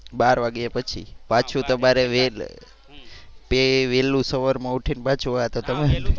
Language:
Gujarati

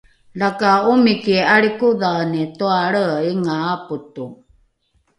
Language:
Rukai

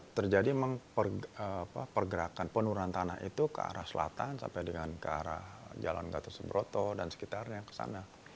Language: Indonesian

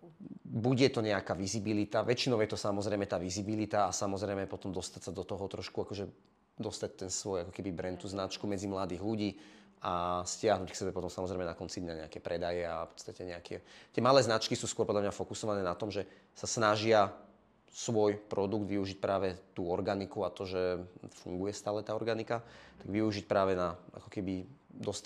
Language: Slovak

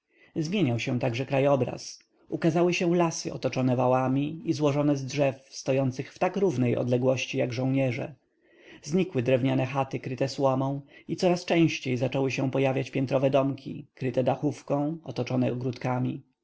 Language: Polish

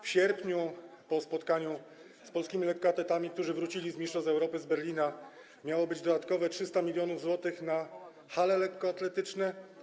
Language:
Polish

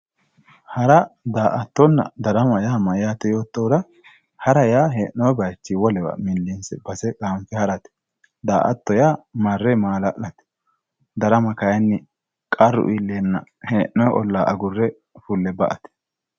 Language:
Sidamo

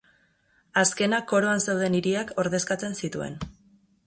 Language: Basque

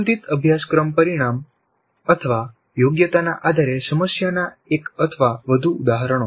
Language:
Gujarati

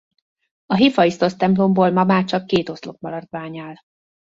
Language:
Hungarian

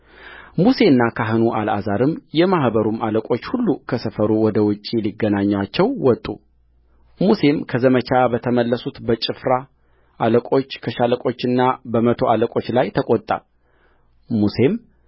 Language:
Amharic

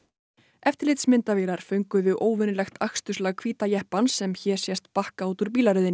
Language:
Icelandic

